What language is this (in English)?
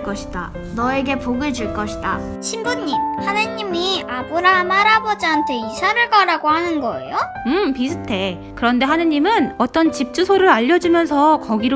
Korean